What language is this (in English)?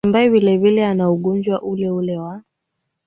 Swahili